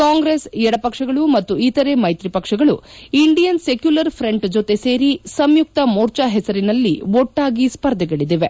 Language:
Kannada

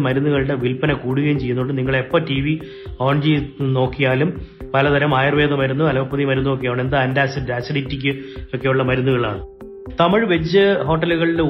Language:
Malayalam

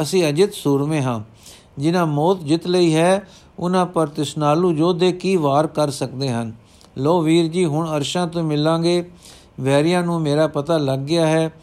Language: Punjabi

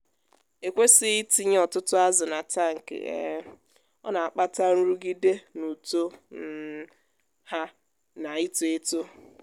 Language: Igbo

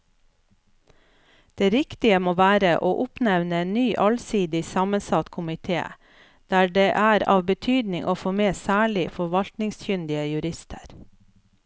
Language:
Norwegian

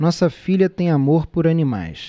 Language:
Portuguese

